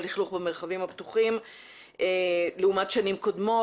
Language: Hebrew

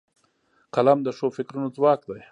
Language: Pashto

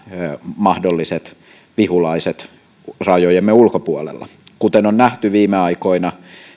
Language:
Finnish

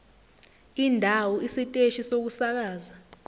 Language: Zulu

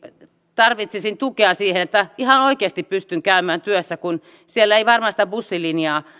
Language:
Finnish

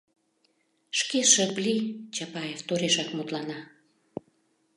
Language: Mari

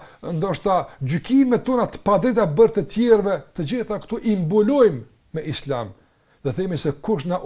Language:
Ukrainian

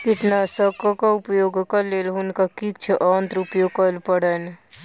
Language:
Maithili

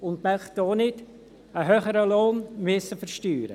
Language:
Swiss German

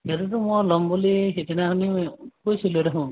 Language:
Assamese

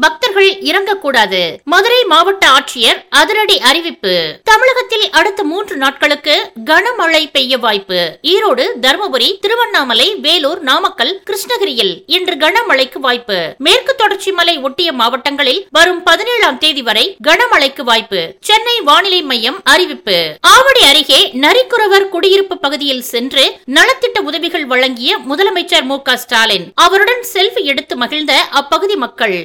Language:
Tamil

